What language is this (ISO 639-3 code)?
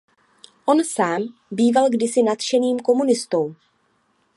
ces